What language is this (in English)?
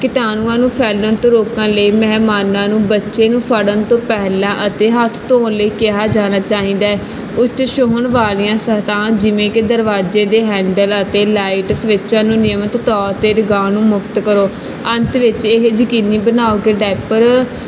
Punjabi